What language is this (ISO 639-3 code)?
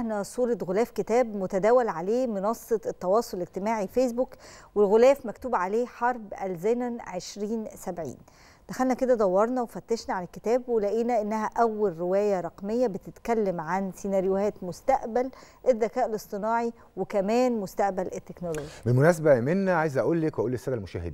ara